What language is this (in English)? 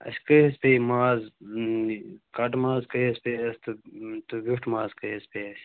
Kashmiri